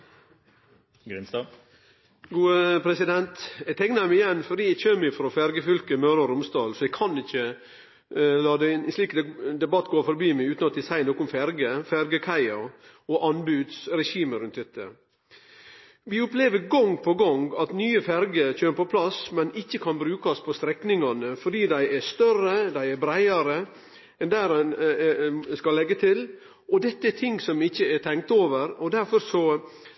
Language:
Norwegian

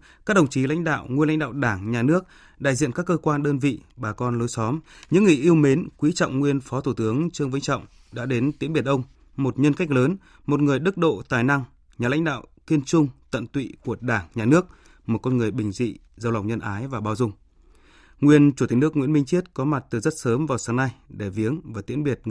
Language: Vietnamese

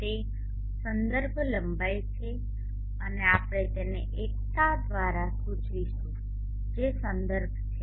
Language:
Gujarati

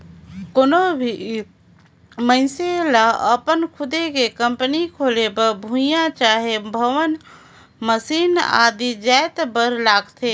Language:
Chhattisgarhi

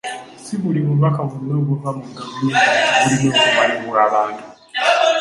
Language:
Ganda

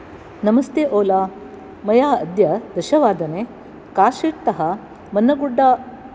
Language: Sanskrit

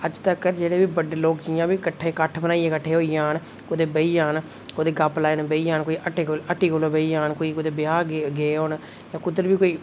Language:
Dogri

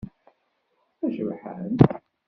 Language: Kabyle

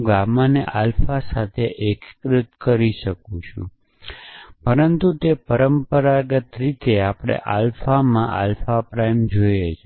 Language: Gujarati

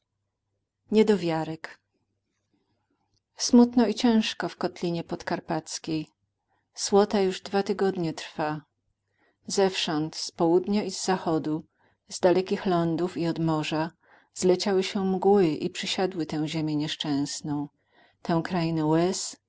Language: Polish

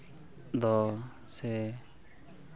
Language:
Santali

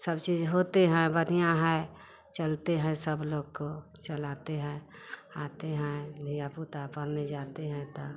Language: Hindi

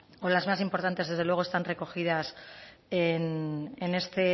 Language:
Spanish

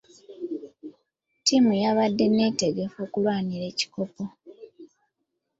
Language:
Ganda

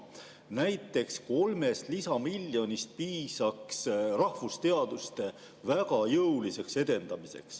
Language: Estonian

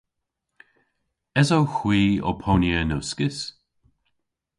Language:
Cornish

